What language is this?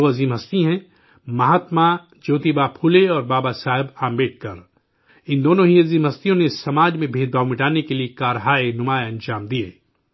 Urdu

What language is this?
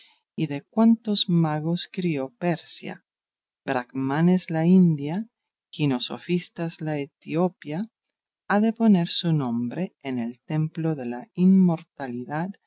Spanish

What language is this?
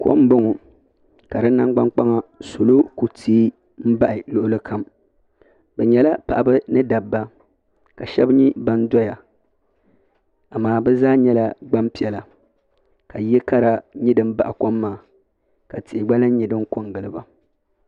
Dagbani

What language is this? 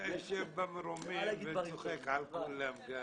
Hebrew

